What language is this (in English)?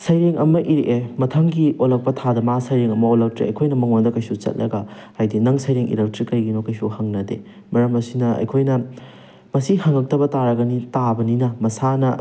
Manipuri